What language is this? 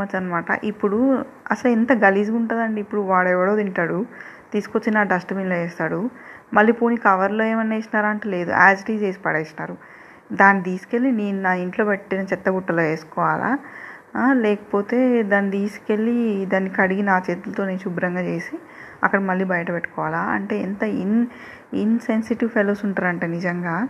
Telugu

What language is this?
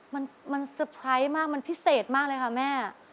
Thai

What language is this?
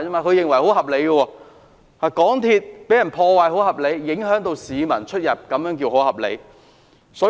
Cantonese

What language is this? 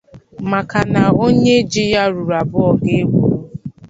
Igbo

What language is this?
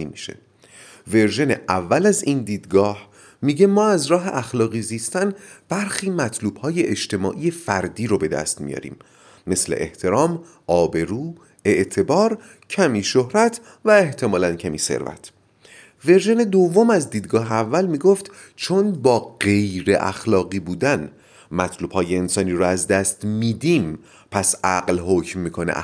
Persian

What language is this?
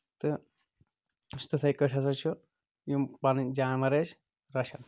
Kashmiri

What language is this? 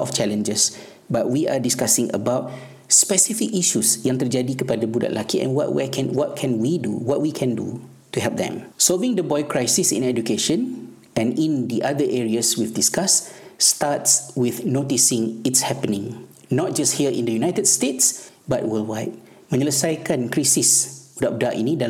Malay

